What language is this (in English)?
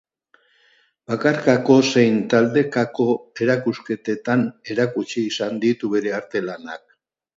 Basque